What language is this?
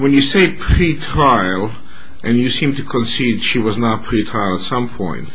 English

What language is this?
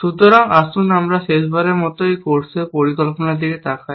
Bangla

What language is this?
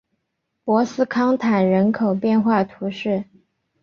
Chinese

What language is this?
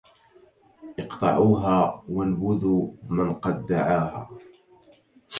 Arabic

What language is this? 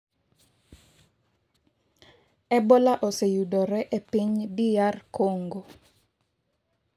Luo (Kenya and Tanzania)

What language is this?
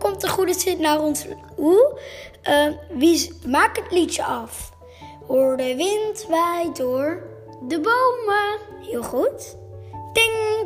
Dutch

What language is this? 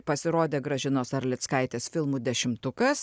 Lithuanian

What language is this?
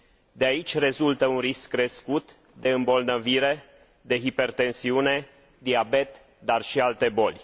Romanian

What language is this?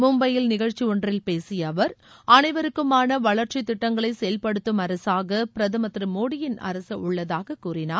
Tamil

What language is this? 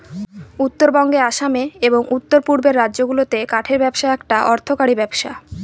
Bangla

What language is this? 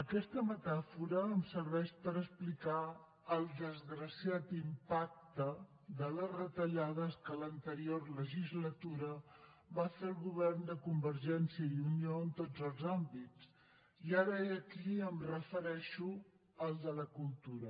Catalan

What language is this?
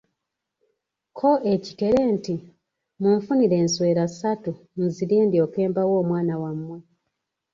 Ganda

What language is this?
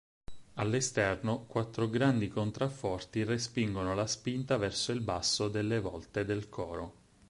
Italian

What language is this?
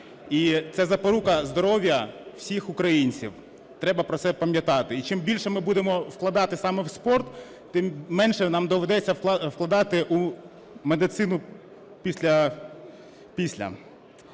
Ukrainian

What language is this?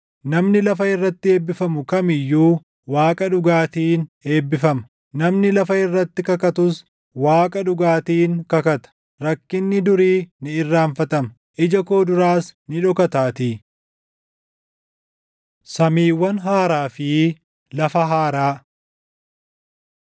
Oromo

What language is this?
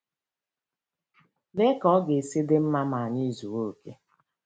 Igbo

